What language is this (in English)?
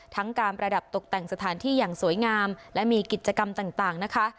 Thai